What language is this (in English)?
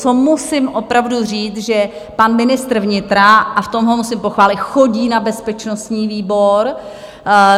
Czech